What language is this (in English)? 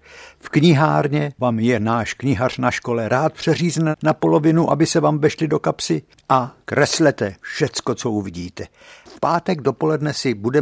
Czech